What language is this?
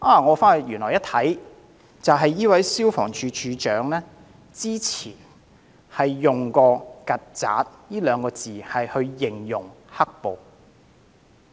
Cantonese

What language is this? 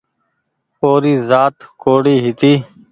Goaria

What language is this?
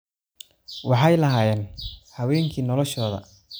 Somali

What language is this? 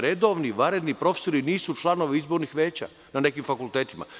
Serbian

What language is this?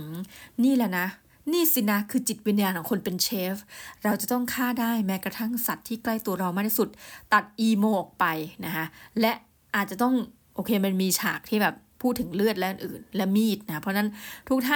Thai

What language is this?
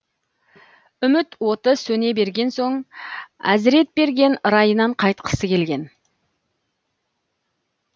Kazakh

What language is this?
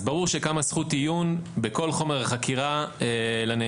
Hebrew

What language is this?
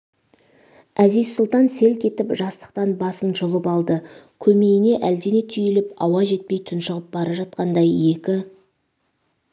Kazakh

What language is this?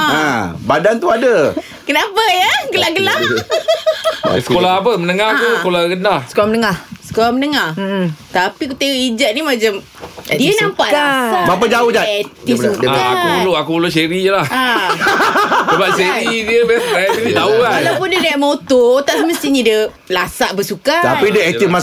Malay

